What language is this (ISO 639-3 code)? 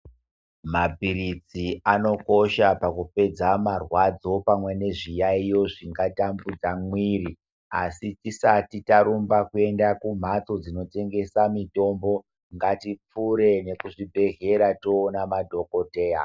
ndc